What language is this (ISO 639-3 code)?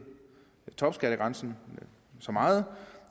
dan